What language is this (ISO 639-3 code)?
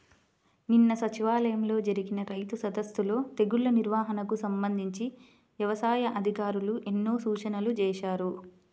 tel